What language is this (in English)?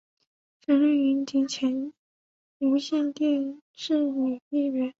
Chinese